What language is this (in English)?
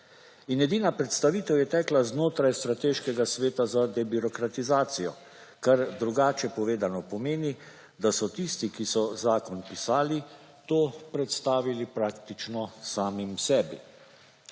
Slovenian